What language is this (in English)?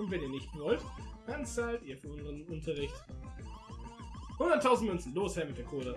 German